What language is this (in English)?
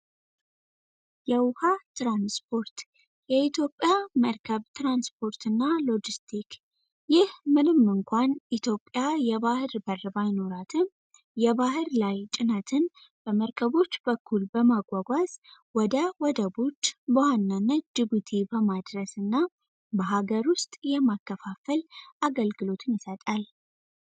Amharic